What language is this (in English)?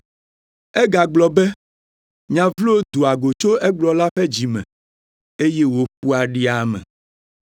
Ewe